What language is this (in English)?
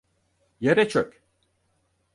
Turkish